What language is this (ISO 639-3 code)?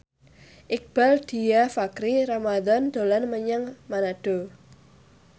jav